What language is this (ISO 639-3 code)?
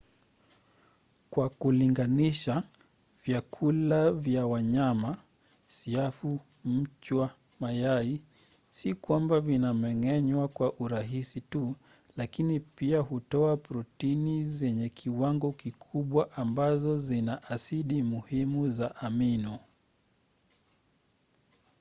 swa